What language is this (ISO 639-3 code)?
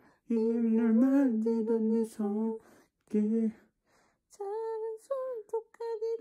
kor